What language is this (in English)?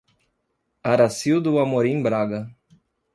Portuguese